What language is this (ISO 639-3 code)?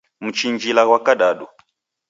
dav